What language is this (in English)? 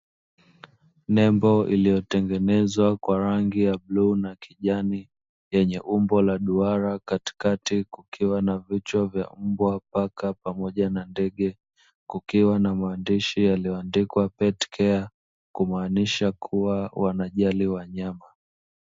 Swahili